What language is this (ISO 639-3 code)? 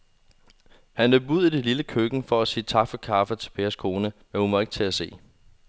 dan